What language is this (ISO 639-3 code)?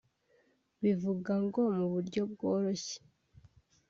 kin